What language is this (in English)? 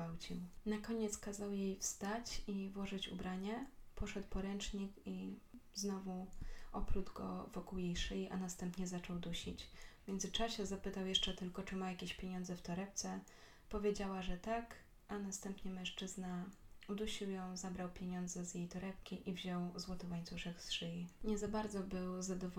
Polish